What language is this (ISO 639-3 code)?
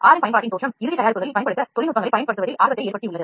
tam